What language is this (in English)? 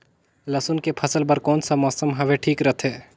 Chhattisgarhi